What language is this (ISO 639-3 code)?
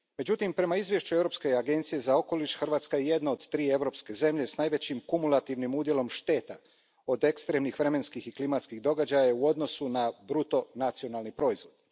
hrv